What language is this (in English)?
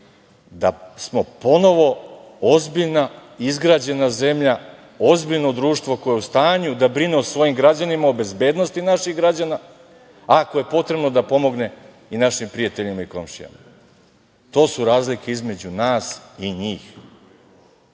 Serbian